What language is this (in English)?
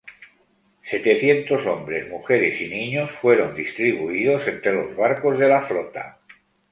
Spanish